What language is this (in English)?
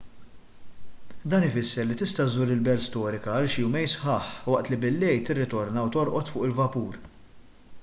Maltese